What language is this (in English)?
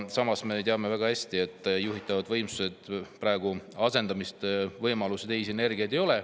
Estonian